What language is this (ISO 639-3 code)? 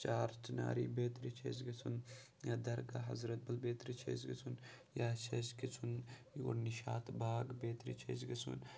kas